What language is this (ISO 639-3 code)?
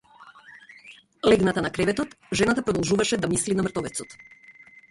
mkd